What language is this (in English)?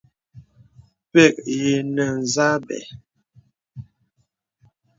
Bebele